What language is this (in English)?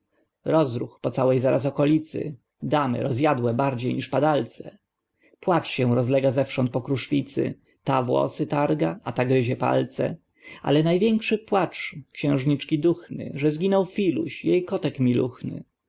Polish